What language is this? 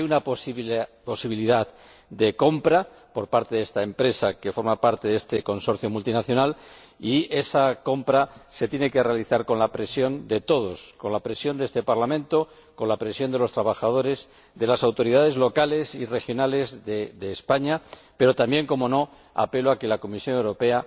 Spanish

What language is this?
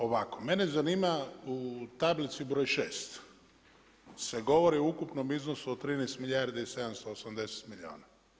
Croatian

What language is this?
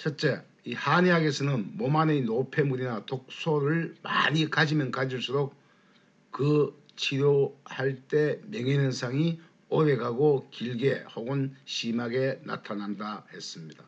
Korean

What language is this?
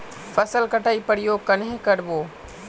Magahi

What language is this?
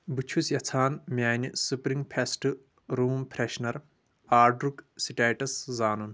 Kashmiri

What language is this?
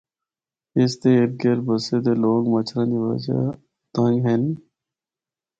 Northern Hindko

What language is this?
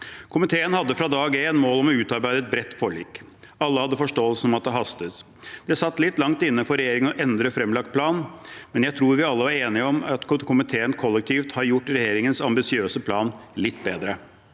Norwegian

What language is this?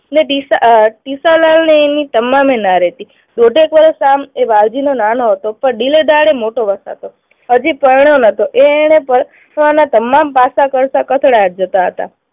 Gujarati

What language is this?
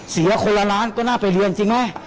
Thai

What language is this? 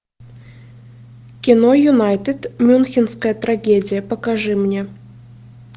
Russian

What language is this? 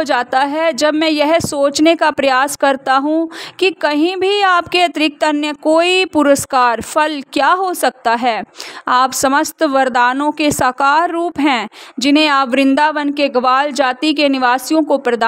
Hindi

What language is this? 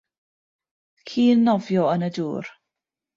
Welsh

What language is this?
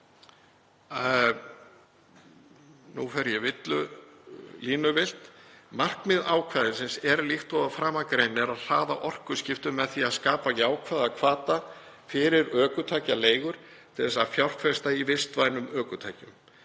Icelandic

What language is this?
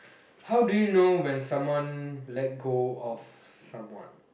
English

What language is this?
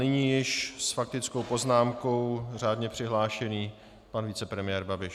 Czech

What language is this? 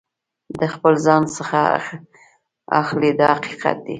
Pashto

